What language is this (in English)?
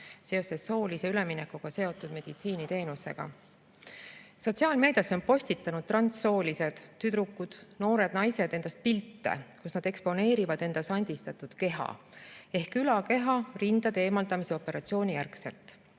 Estonian